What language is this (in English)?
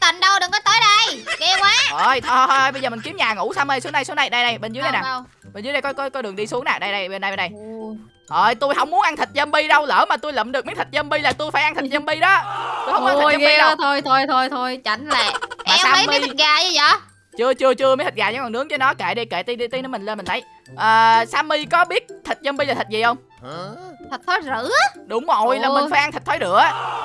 Vietnamese